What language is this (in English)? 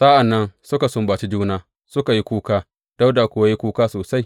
Hausa